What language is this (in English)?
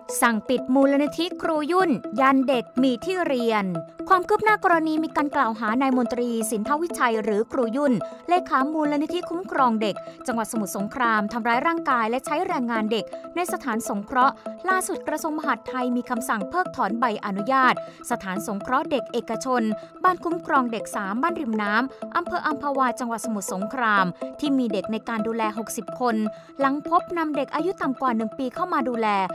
Thai